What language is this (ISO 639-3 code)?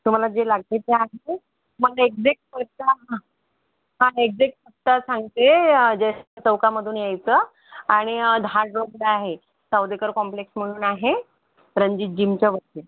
mar